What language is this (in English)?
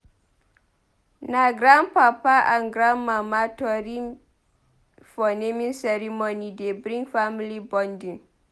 Nigerian Pidgin